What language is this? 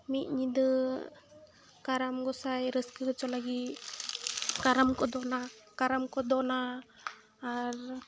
Santali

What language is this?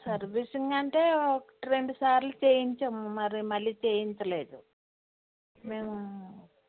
Telugu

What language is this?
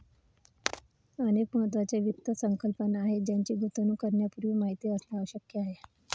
Marathi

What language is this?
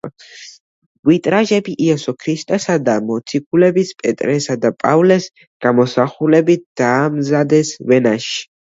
Georgian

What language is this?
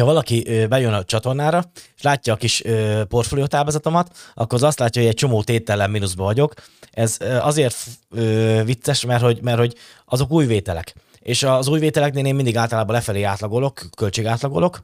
Hungarian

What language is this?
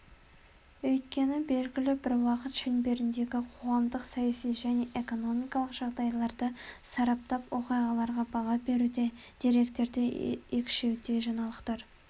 Kazakh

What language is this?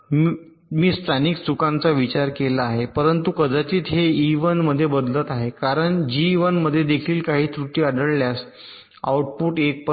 Marathi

